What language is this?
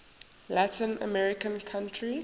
English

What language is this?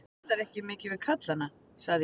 Icelandic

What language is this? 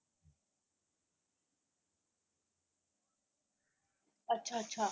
Punjabi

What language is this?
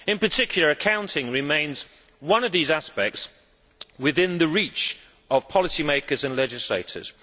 English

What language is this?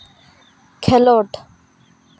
Santali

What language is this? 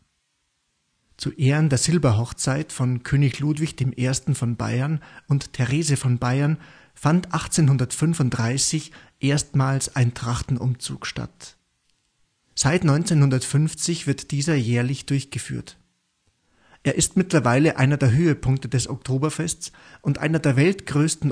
German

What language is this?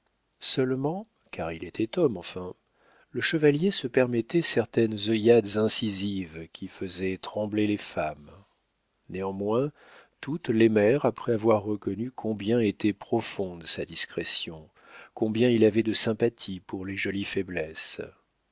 French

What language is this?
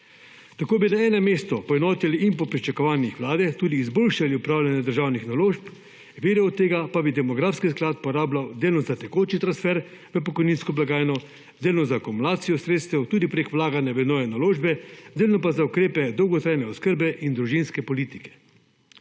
Slovenian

